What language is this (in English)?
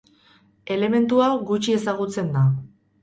Basque